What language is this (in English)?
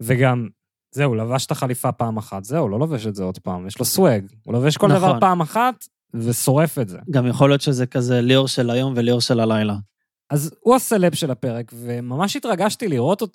Hebrew